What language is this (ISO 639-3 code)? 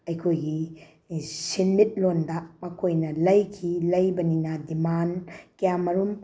mni